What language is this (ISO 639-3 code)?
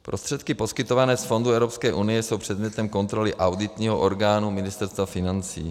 ces